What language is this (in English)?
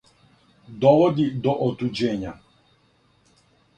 Serbian